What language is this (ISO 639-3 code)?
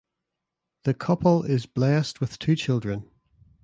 eng